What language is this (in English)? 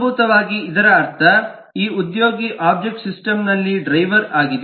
Kannada